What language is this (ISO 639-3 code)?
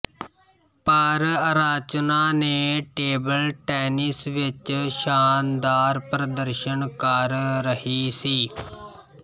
pan